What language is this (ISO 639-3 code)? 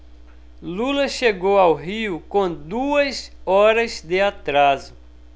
por